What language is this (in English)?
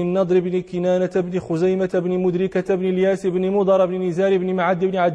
Arabic